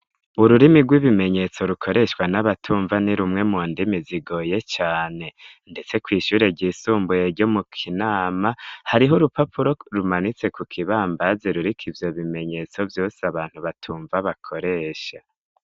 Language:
Rundi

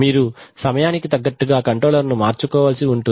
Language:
Telugu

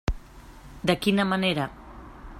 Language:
Catalan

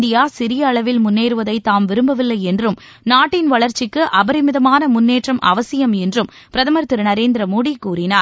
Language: Tamil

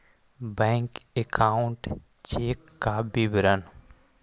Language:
Magahi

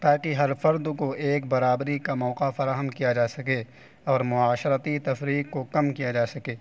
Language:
Urdu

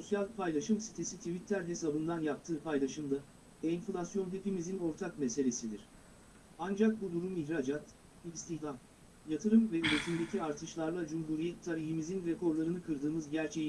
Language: Turkish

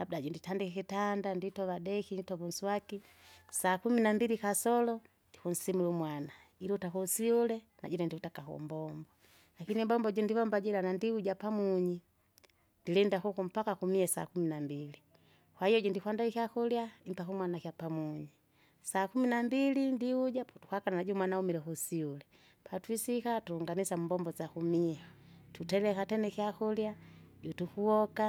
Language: Kinga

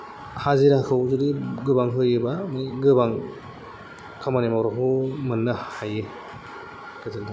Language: Bodo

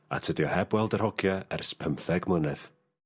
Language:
Welsh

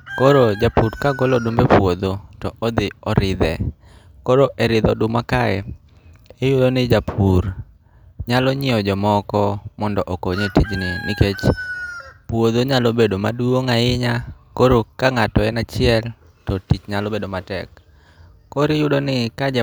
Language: Luo (Kenya and Tanzania)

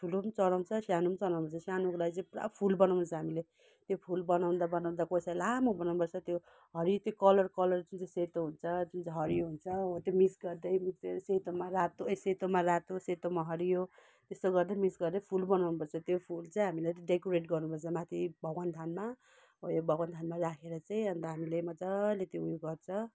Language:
Nepali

